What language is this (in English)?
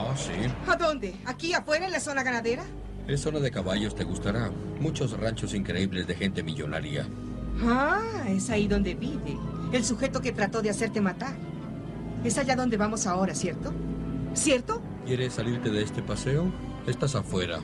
Spanish